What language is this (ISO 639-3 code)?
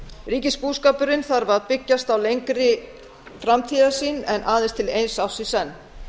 isl